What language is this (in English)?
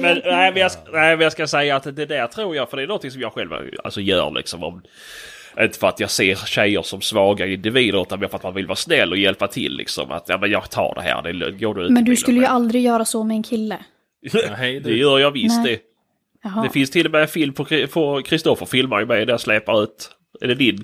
Swedish